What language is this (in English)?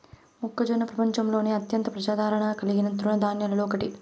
Telugu